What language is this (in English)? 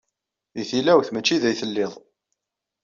Kabyle